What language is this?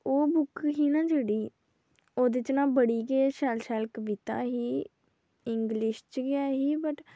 Dogri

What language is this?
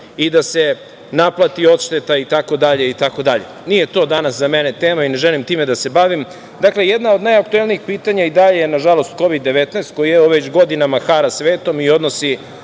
Serbian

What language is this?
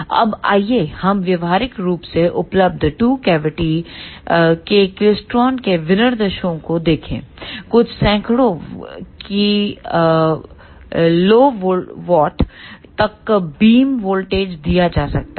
Hindi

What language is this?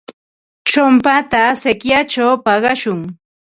Ambo-Pasco Quechua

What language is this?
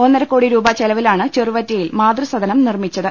Malayalam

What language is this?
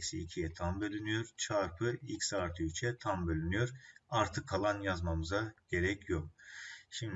Turkish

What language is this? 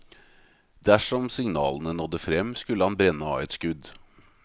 Norwegian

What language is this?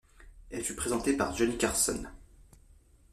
French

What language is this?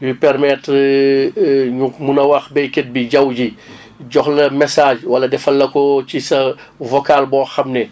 Wolof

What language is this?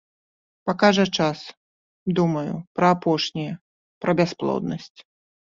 Belarusian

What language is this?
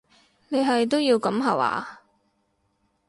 Cantonese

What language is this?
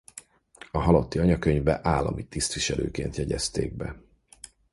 Hungarian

